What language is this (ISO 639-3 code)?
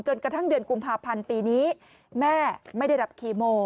tha